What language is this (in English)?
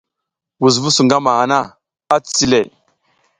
South Giziga